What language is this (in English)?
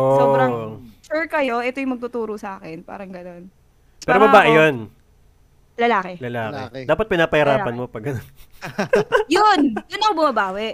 Filipino